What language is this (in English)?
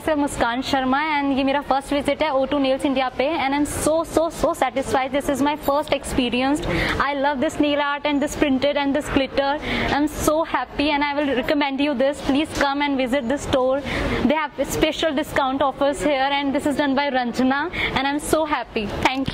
Thai